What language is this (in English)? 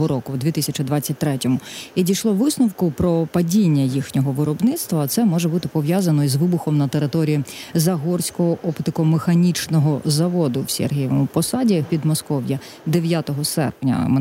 Ukrainian